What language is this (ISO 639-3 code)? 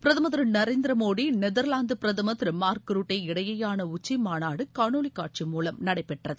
tam